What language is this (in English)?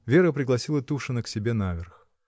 Russian